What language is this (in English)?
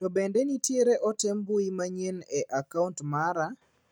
Luo (Kenya and Tanzania)